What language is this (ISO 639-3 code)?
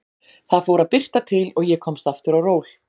isl